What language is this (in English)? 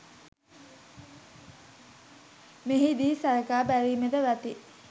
Sinhala